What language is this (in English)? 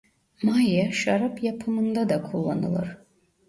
Turkish